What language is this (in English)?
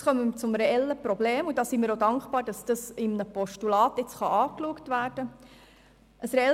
Swiss German